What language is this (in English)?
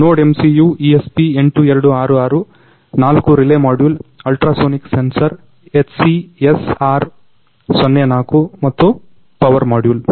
Kannada